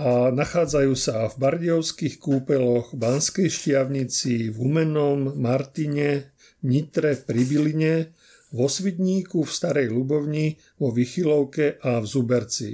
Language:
Slovak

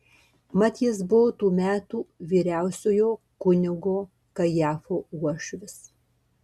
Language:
Lithuanian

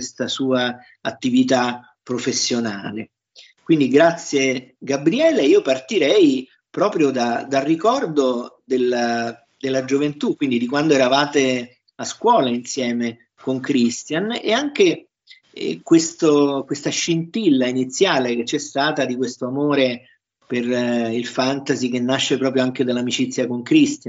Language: Italian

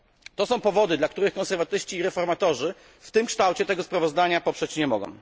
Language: Polish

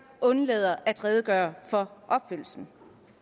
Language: Danish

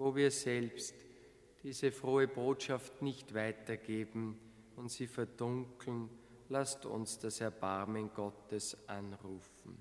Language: German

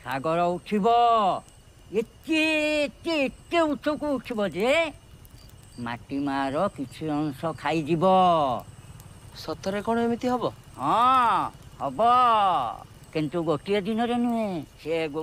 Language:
Korean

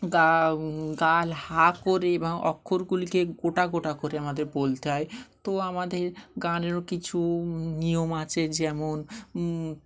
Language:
Bangla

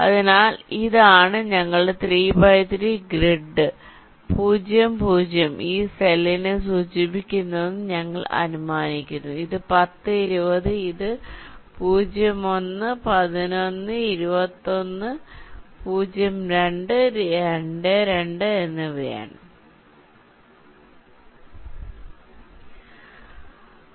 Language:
Malayalam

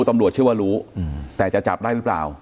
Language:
Thai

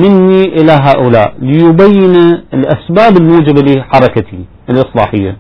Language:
Arabic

